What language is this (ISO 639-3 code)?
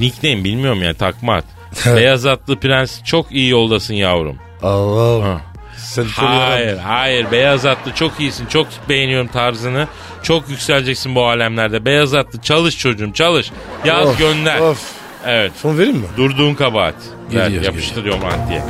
tur